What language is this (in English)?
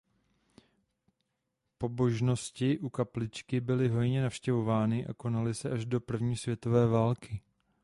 Czech